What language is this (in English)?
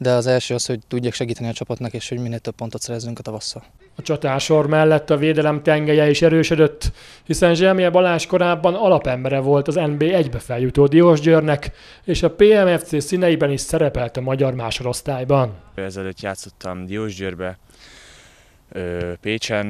Hungarian